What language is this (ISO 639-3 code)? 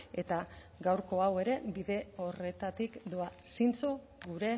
eus